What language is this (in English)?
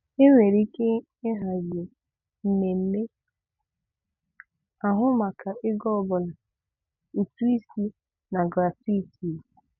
Igbo